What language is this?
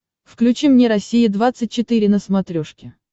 Russian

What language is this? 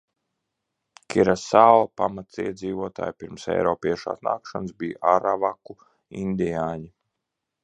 Latvian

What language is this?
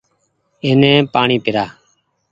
Goaria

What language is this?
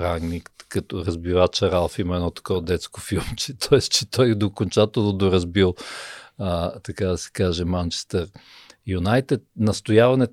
Bulgarian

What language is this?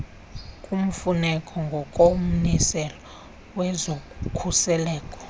Xhosa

